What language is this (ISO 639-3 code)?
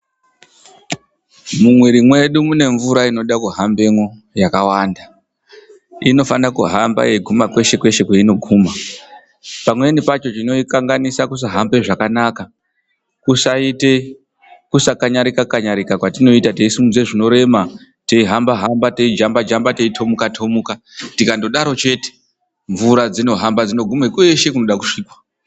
ndc